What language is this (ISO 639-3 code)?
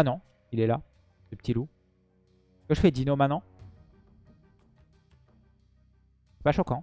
fra